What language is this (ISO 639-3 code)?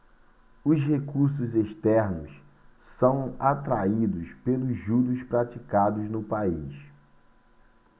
por